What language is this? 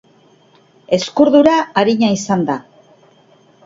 Basque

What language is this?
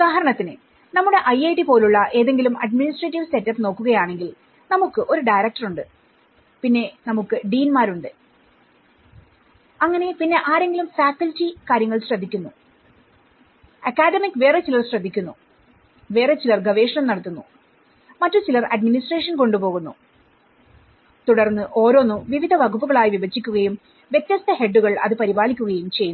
Malayalam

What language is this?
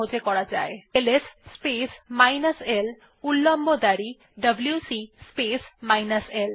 Bangla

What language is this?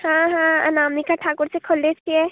Maithili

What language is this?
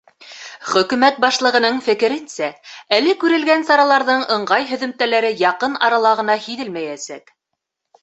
Bashkir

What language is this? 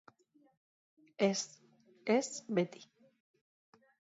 Basque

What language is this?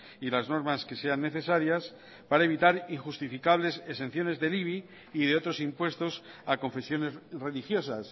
Spanish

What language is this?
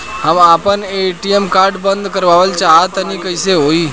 Bhojpuri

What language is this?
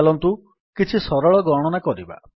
Odia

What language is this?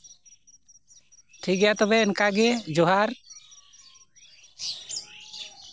Santali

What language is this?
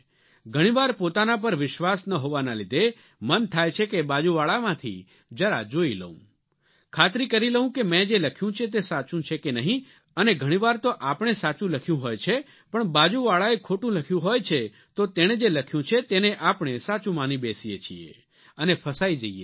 Gujarati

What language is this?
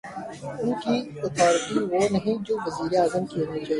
Urdu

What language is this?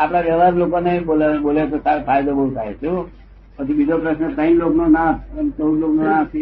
Gujarati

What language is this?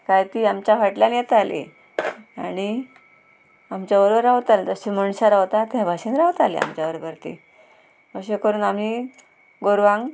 Konkani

